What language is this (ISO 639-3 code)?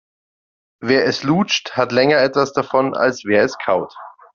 deu